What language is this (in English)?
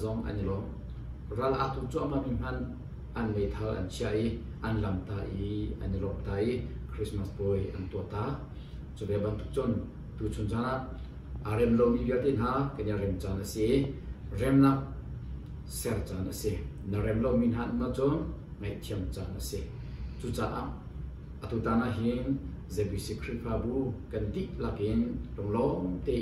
French